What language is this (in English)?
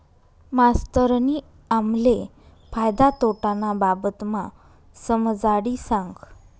Marathi